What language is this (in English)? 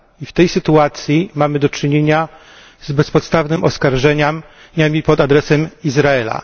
Polish